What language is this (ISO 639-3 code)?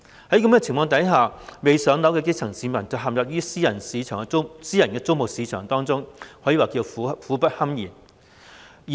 yue